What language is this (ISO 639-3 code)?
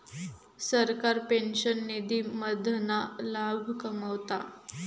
mar